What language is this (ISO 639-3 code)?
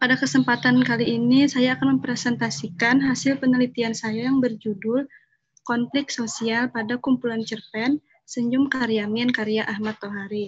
ind